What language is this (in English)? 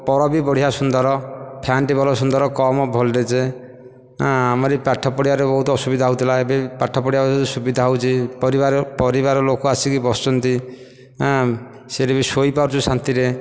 Odia